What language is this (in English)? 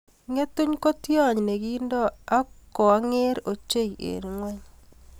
Kalenjin